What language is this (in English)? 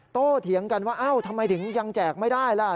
Thai